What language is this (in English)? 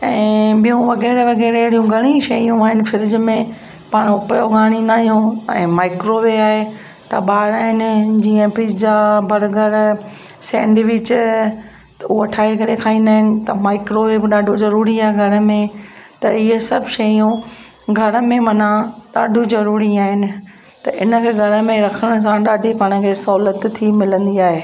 Sindhi